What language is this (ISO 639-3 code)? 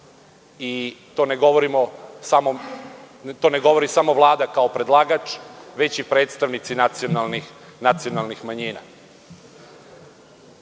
srp